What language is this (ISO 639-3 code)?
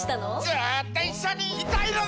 jpn